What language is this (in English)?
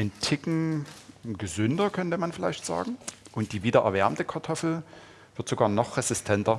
German